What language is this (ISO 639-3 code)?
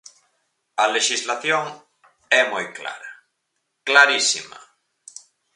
glg